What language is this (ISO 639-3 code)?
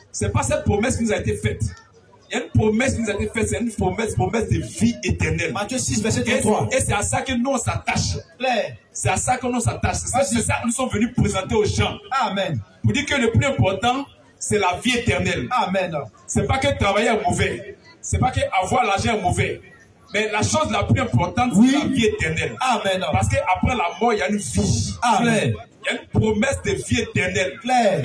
fra